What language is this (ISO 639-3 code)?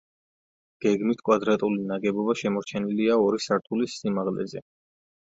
kat